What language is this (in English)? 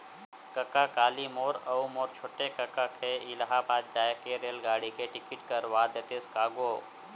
Chhattisgarhi